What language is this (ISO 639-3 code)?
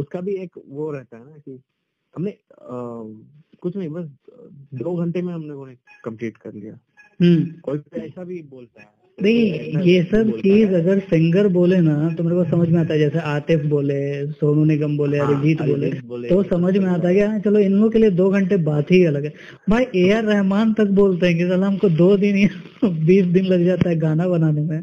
hin